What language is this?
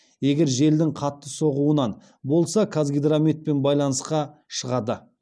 Kazakh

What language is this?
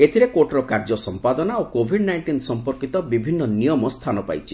Odia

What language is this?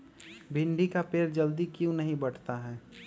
Magahi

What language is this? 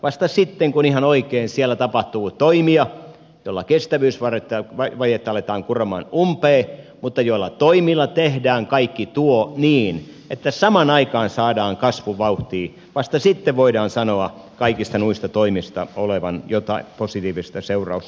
Finnish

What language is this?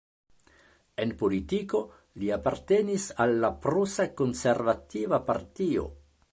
Esperanto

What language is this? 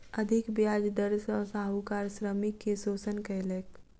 Maithili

